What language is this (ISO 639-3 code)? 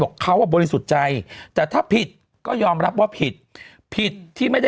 tha